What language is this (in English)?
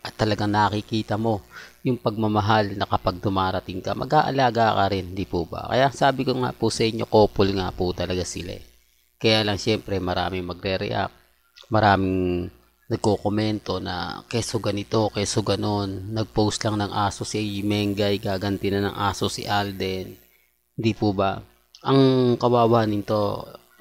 Filipino